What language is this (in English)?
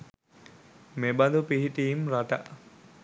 Sinhala